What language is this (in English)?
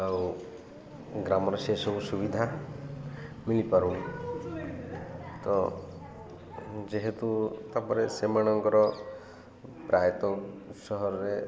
Odia